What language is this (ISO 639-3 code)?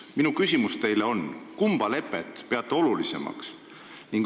est